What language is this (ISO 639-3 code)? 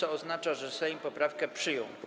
pol